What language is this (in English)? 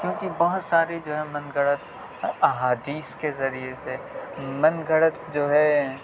Urdu